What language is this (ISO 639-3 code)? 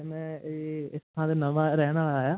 pan